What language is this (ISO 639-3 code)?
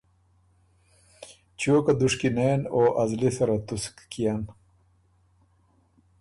oru